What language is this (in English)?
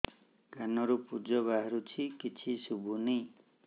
Odia